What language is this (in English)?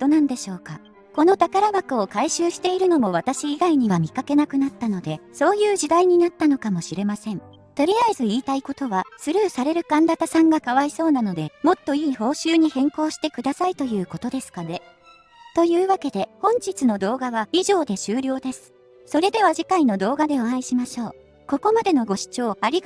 Japanese